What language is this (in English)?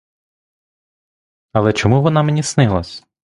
Ukrainian